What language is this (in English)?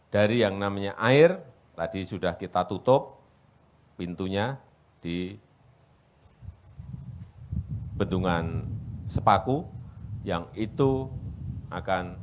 Indonesian